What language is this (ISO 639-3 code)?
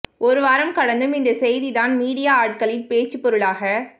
tam